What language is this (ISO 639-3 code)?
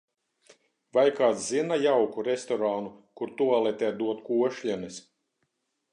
lav